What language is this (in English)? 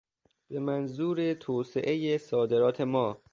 Persian